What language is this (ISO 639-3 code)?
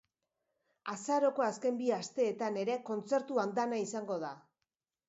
eus